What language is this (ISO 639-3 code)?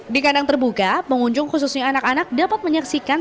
ind